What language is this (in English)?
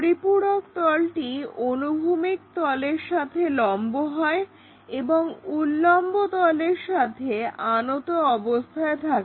Bangla